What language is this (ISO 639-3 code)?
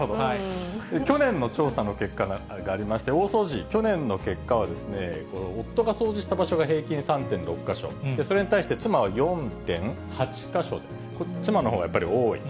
jpn